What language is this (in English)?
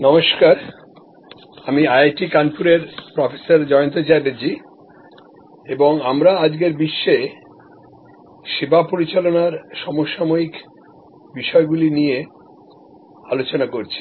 Bangla